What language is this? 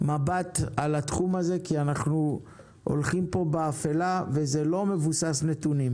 Hebrew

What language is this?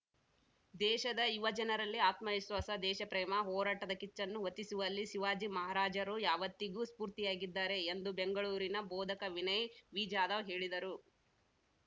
Kannada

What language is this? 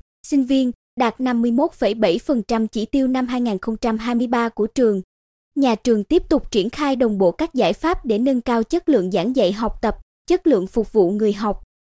Vietnamese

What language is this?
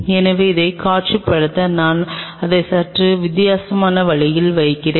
Tamil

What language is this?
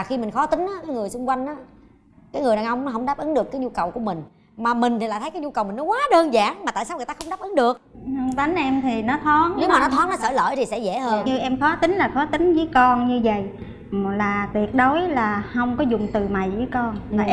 Vietnamese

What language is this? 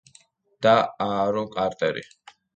Georgian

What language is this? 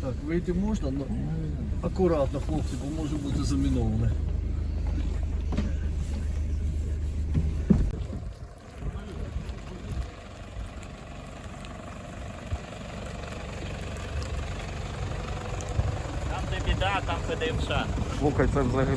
Russian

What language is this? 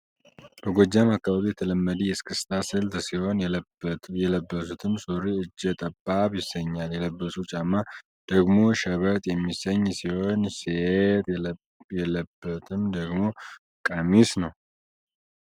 Amharic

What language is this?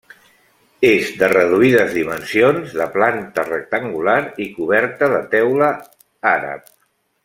Catalan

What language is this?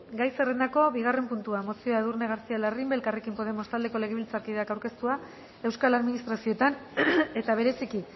Basque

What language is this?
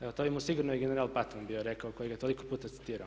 Croatian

